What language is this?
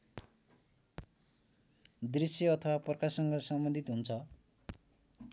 Nepali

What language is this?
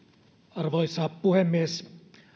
Finnish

